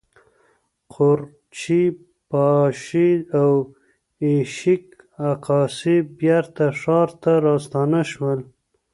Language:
Pashto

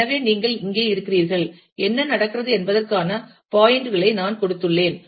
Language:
Tamil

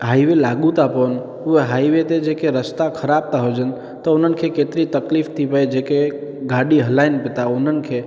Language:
Sindhi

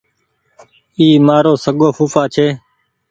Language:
Goaria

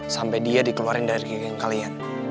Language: Indonesian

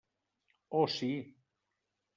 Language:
Catalan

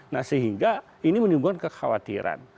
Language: Indonesian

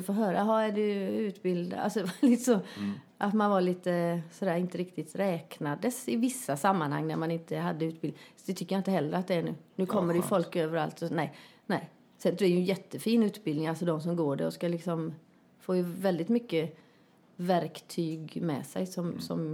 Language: Swedish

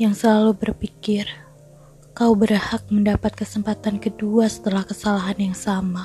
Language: Indonesian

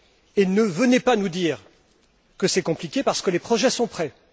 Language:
French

